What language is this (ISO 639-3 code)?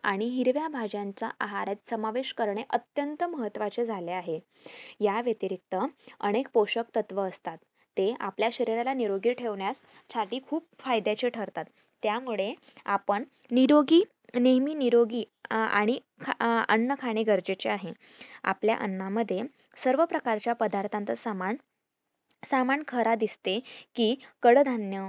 mar